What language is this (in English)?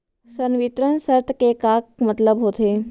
Chhattisgarhi